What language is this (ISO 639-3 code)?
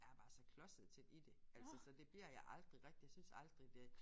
dan